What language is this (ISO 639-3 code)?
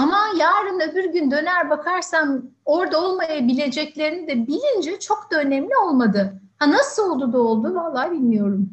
tur